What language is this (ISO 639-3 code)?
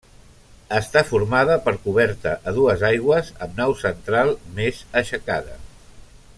cat